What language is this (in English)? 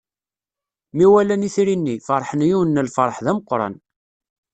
Kabyle